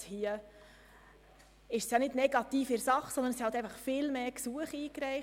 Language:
Swiss German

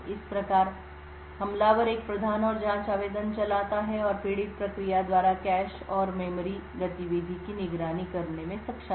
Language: Hindi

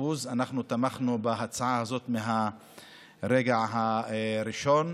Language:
Hebrew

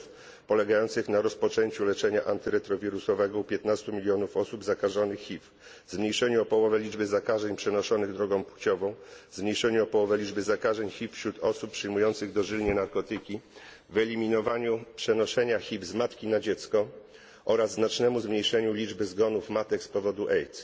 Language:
Polish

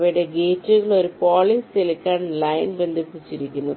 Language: Malayalam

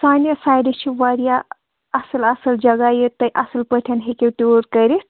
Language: Kashmiri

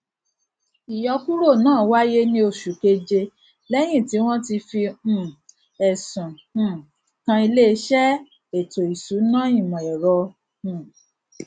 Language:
Yoruba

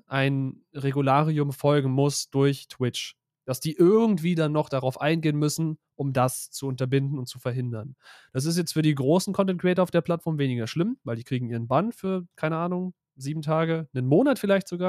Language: German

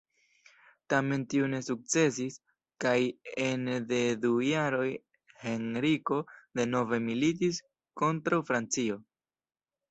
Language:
Esperanto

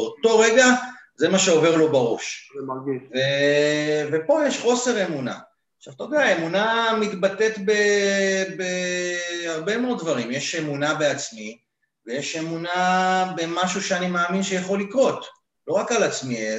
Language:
Hebrew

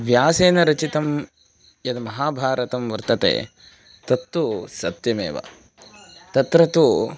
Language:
Sanskrit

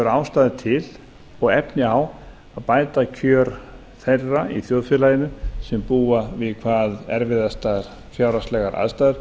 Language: Icelandic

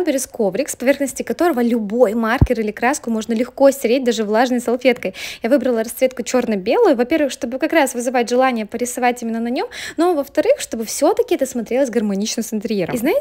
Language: Russian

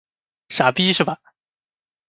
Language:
Chinese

